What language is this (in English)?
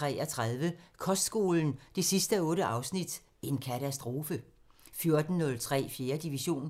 Danish